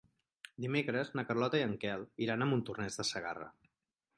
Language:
Catalan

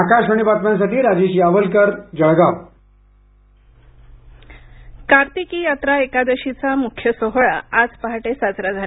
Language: Marathi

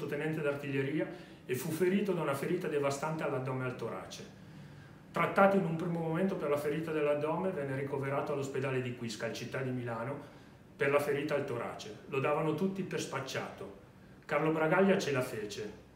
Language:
Italian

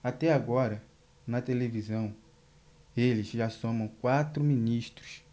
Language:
Portuguese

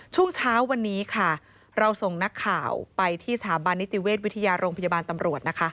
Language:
Thai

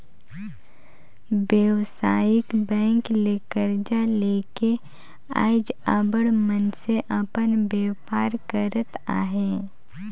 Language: Chhattisgarhi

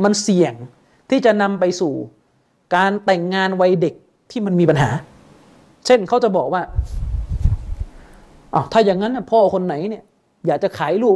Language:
Thai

